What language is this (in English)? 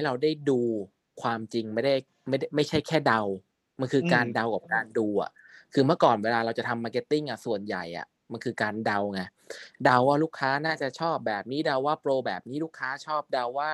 Thai